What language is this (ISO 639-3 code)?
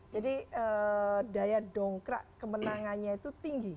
ind